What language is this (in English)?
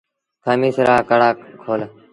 Sindhi Bhil